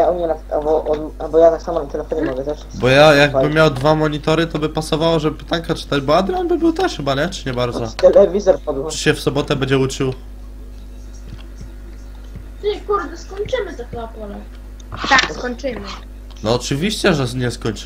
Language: Polish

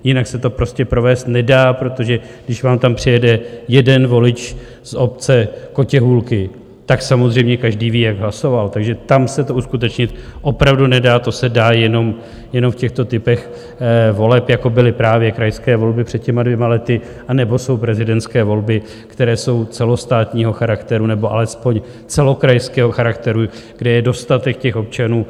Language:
Czech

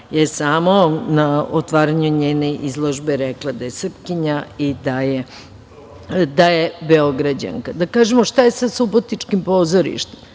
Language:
Serbian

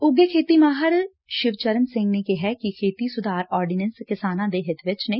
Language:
Punjabi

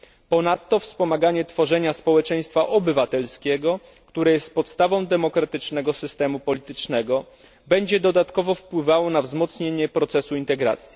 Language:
Polish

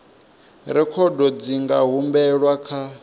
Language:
Venda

